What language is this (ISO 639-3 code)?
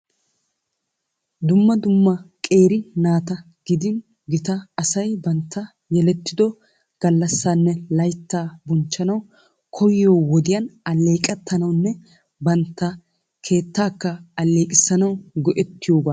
wal